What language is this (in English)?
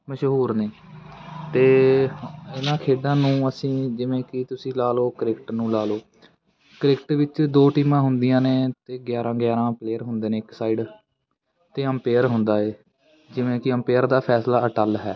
Punjabi